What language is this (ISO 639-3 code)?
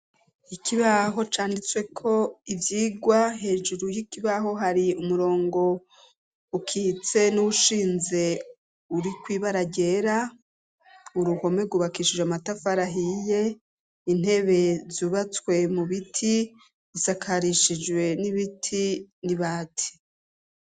run